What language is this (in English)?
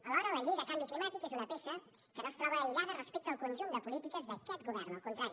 Catalan